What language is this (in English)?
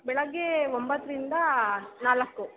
Kannada